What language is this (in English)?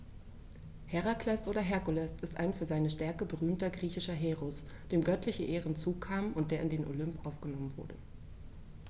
German